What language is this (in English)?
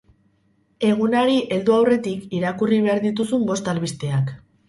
Basque